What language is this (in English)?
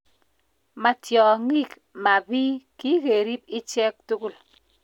Kalenjin